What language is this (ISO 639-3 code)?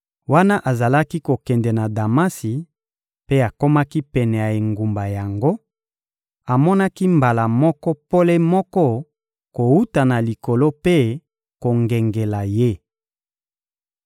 lin